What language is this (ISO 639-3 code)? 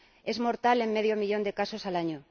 spa